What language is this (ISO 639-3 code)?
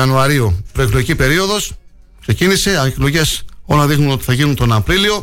ell